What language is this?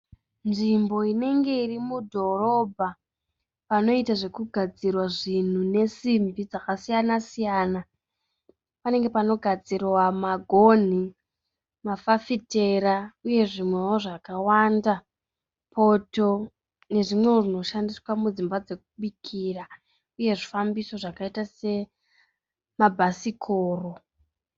Shona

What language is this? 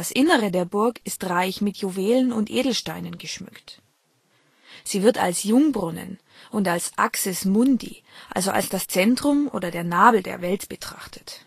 German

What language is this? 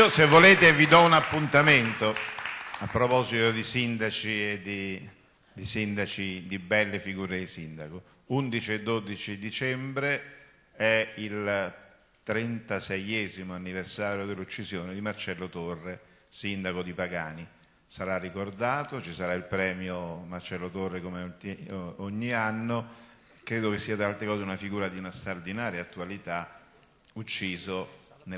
Italian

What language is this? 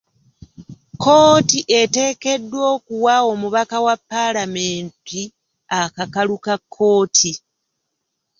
Ganda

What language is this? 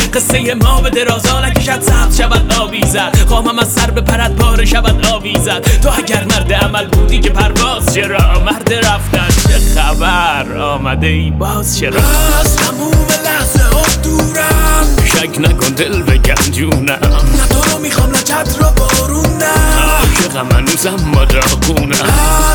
Persian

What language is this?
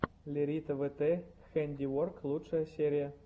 Russian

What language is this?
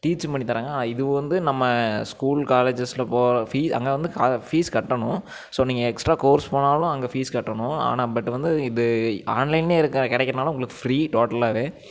Tamil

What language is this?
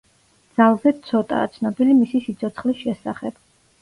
Georgian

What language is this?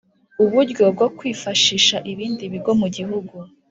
Kinyarwanda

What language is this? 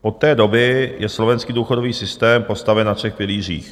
Czech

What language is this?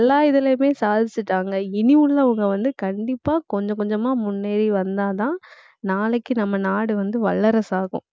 Tamil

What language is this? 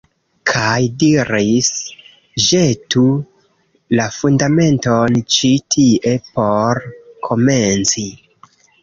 Esperanto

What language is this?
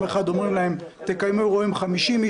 Hebrew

